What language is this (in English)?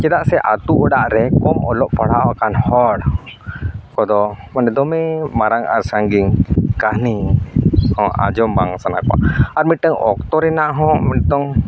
Santali